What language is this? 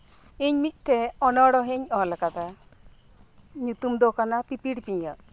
Santali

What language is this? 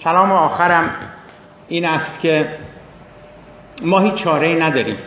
Persian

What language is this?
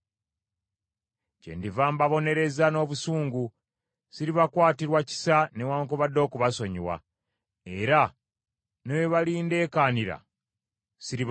Ganda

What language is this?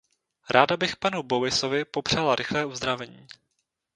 Czech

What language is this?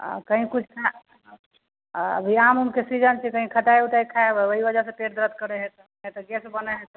Maithili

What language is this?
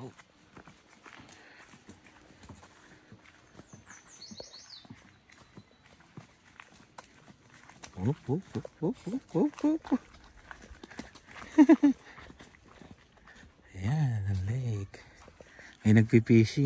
Filipino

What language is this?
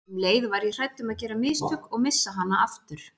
Icelandic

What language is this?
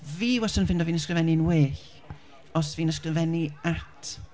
Welsh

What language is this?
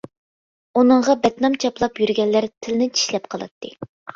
Uyghur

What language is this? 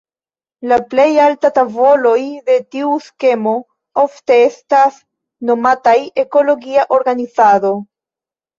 Esperanto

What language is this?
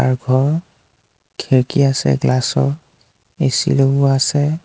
Assamese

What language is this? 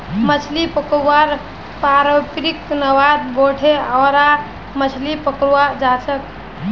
Magahi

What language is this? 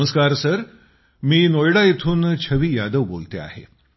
Marathi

